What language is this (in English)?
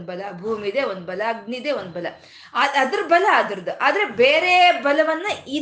Kannada